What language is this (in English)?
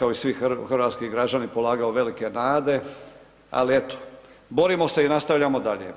Croatian